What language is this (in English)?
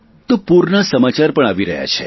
Gujarati